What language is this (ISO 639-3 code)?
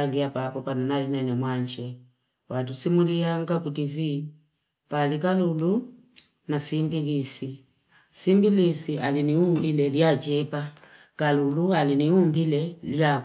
fip